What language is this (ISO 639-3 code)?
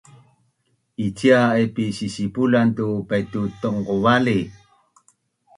bnn